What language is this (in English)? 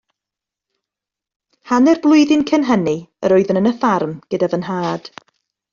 Welsh